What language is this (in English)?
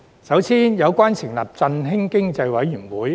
Cantonese